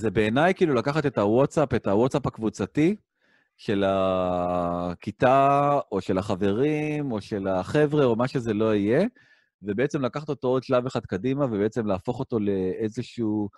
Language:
Hebrew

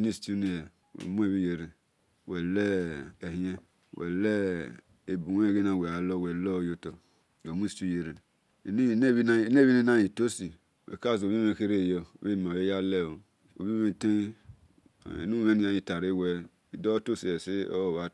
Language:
Esan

